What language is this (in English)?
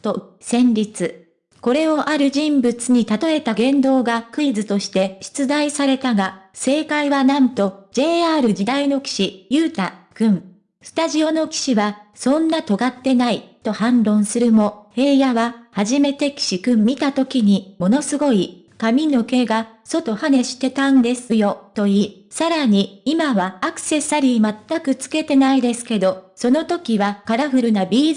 Japanese